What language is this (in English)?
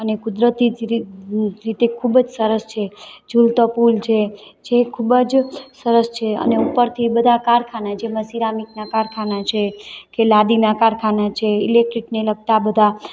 Gujarati